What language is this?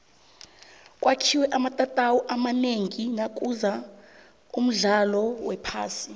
South Ndebele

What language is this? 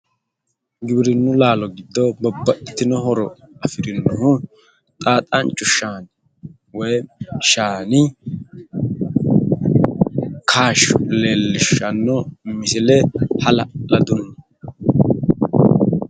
Sidamo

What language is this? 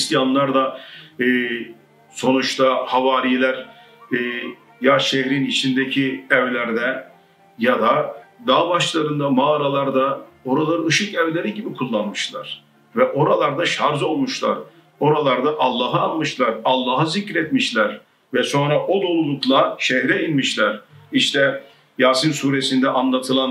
Turkish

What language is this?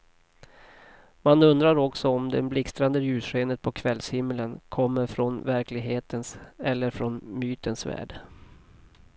Swedish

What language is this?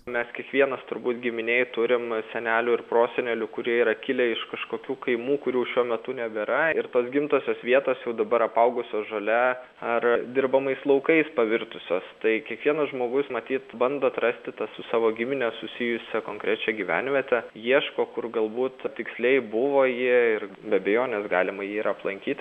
Lithuanian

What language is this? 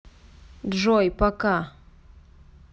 Russian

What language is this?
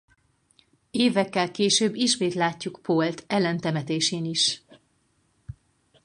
Hungarian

